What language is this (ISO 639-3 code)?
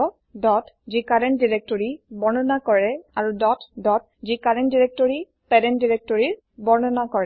asm